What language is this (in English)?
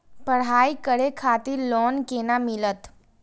Maithili